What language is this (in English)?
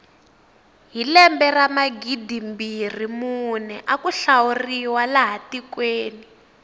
Tsonga